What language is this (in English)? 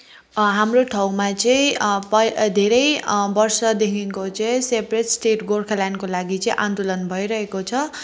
Nepali